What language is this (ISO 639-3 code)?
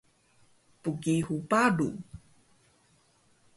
trv